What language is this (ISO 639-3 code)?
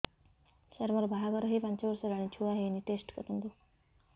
ori